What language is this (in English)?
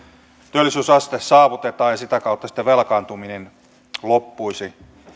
Finnish